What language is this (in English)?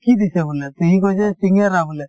Assamese